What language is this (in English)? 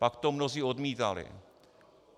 Czech